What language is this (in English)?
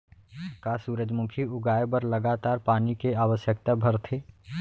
Chhattisgarhi